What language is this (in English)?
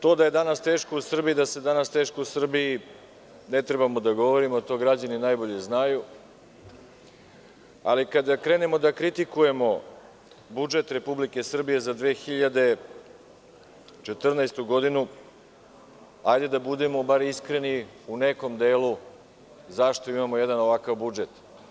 Serbian